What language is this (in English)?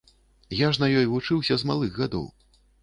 Belarusian